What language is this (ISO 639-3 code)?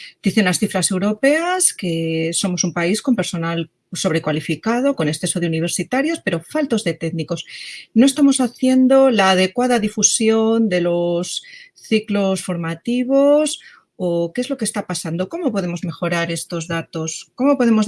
spa